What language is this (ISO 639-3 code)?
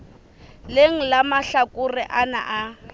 sot